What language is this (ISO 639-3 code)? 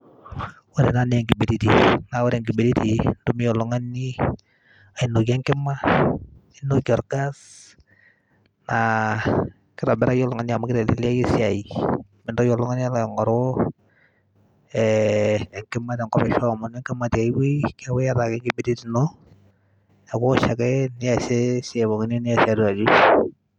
mas